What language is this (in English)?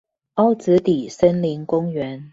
Chinese